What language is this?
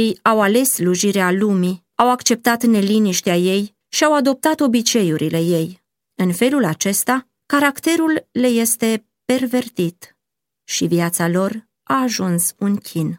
Romanian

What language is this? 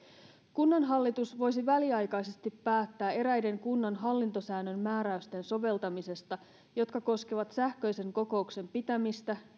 Finnish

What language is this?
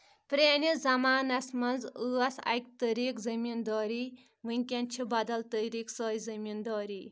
Kashmiri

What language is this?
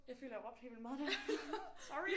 Danish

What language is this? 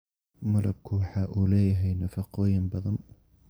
Somali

